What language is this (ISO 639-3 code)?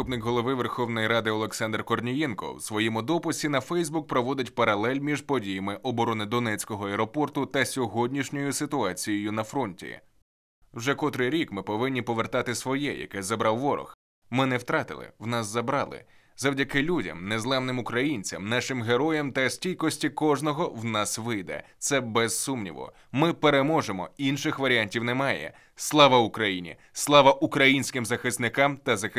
ukr